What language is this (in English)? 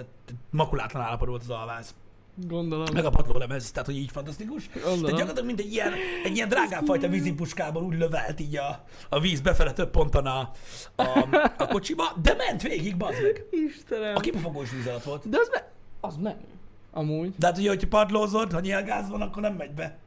Hungarian